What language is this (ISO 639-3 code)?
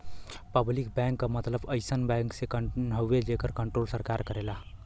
bho